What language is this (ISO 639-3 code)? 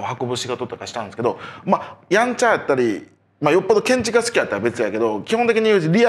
jpn